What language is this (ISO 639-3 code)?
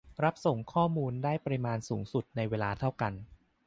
tha